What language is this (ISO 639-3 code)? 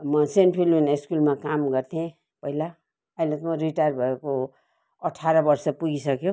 nep